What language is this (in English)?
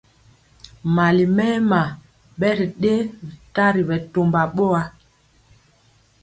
Mpiemo